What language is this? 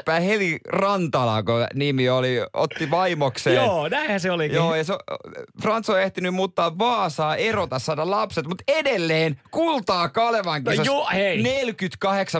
Finnish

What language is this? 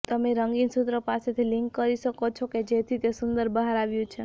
Gujarati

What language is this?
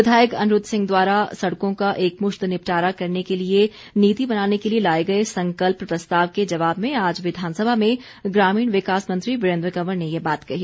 Hindi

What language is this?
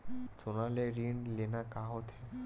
Chhattisgarhi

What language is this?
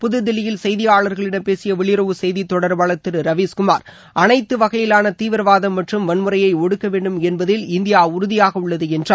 Tamil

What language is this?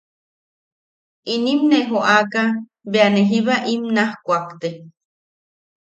Yaqui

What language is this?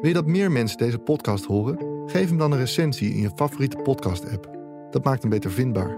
Dutch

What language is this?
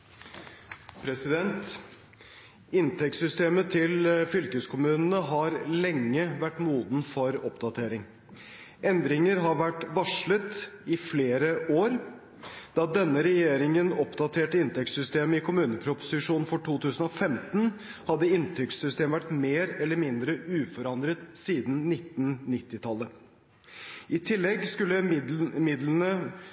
Norwegian Bokmål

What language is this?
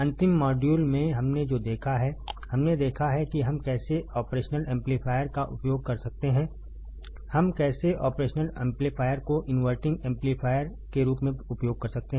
Hindi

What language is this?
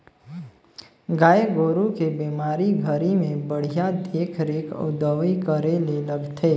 Chhattisgarhi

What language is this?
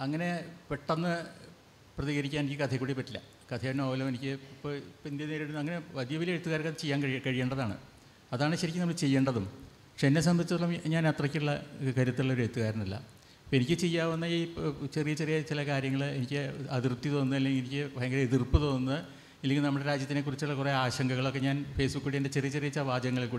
Malayalam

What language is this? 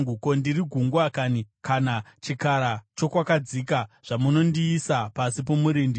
Shona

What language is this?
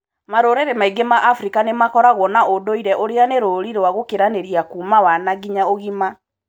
Kikuyu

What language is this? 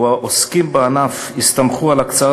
Hebrew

